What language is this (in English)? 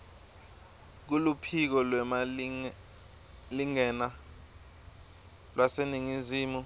Swati